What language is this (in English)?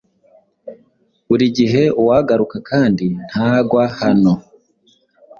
Kinyarwanda